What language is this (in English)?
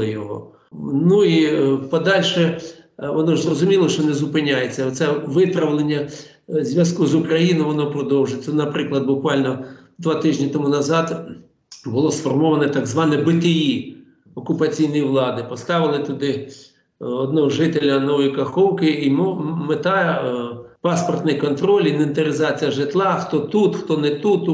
Ukrainian